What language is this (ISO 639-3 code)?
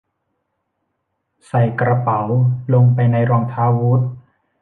tha